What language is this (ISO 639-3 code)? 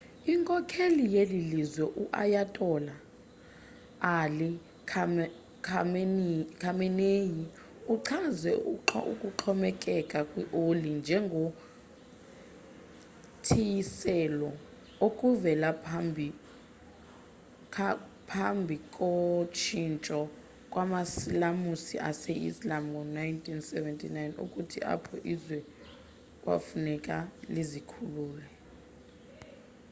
xho